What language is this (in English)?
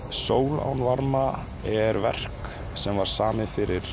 Icelandic